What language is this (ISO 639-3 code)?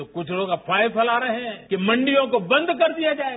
hin